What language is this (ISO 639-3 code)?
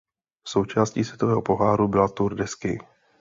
ces